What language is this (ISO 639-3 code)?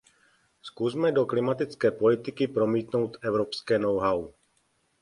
ces